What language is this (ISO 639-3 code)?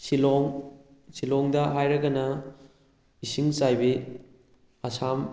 mni